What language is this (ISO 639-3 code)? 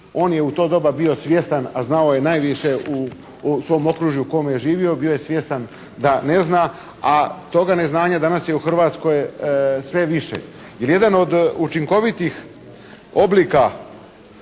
hrv